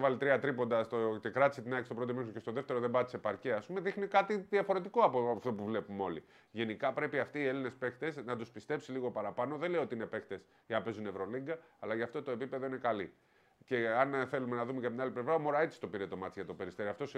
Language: Greek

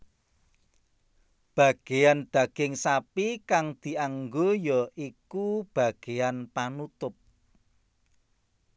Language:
Javanese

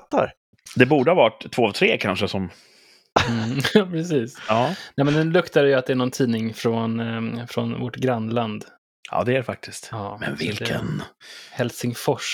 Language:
Swedish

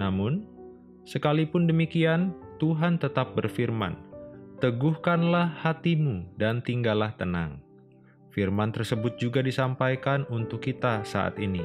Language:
Indonesian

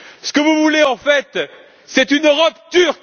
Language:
French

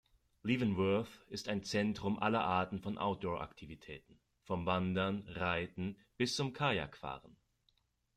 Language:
German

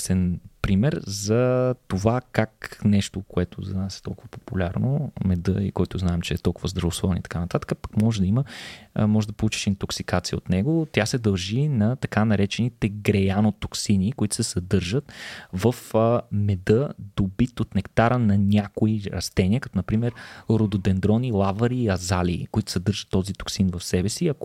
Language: Bulgarian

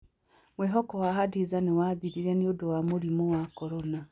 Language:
Kikuyu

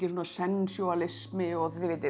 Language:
Icelandic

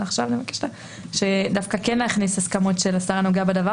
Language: Hebrew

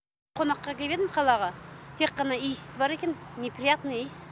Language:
Kazakh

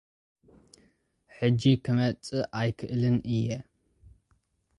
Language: Tigrinya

